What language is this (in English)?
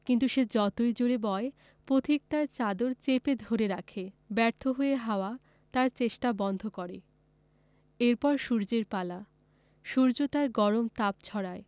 Bangla